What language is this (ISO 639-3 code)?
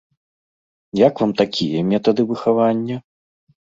bel